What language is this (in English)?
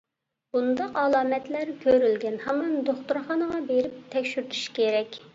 Uyghur